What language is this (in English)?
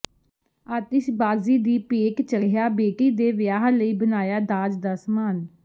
Punjabi